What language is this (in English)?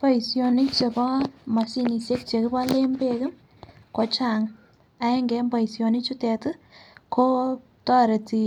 Kalenjin